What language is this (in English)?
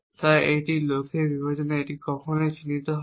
Bangla